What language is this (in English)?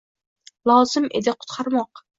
Uzbek